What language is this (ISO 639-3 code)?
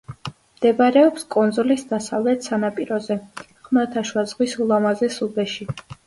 kat